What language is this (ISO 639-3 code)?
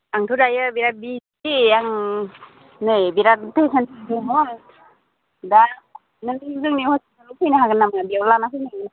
brx